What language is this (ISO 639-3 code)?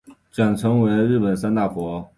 zho